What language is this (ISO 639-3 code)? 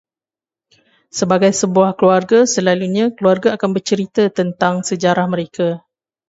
msa